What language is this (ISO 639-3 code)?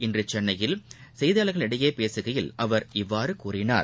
tam